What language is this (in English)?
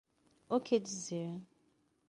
Portuguese